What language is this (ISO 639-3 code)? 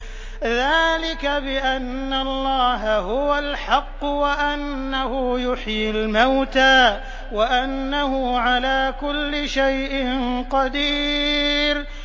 ara